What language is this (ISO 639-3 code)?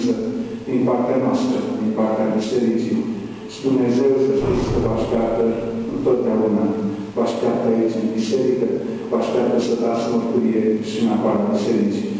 ron